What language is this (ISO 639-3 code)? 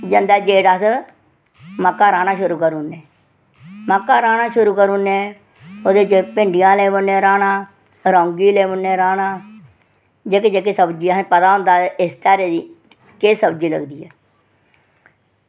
doi